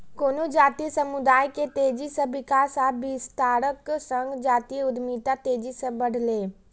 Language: Maithili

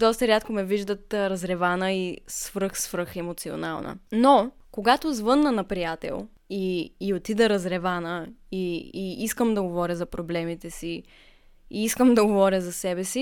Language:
Bulgarian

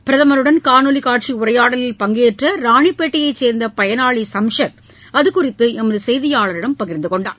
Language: Tamil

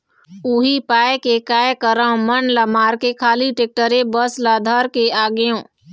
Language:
Chhattisgarhi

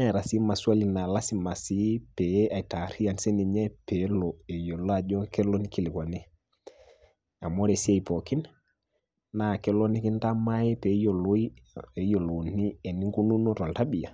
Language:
Masai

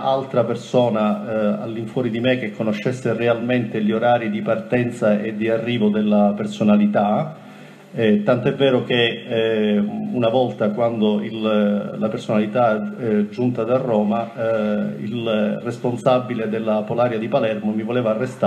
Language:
Italian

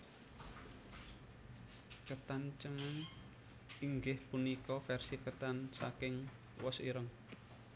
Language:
Javanese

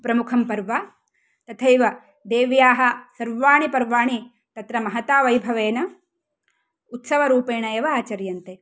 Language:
Sanskrit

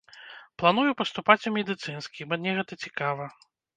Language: Belarusian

